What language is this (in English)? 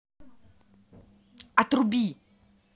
Russian